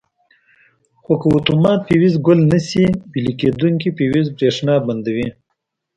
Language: Pashto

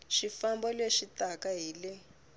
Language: Tsonga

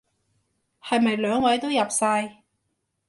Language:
Cantonese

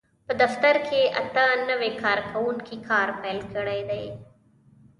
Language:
Pashto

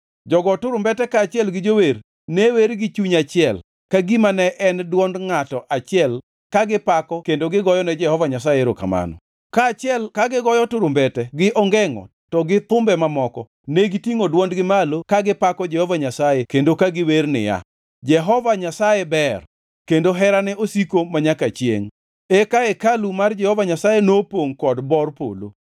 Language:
Luo (Kenya and Tanzania)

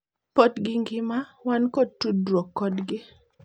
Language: Luo (Kenya and Tanzania)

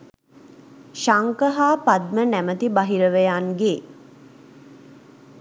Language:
Sinhala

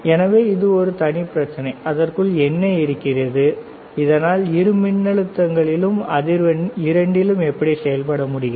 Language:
Tamil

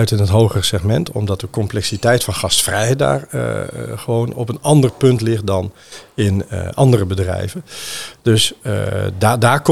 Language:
Dutch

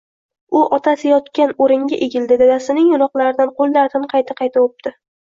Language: Uzbek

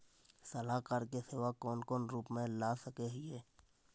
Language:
Magahi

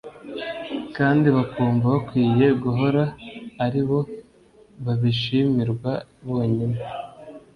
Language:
Kinyarwanda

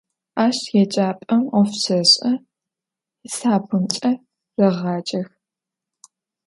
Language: Adyghe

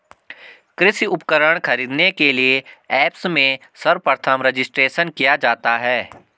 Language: Hindi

